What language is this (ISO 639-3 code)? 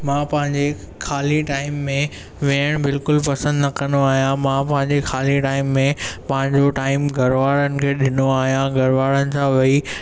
snd